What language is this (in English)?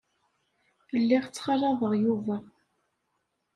Kabyle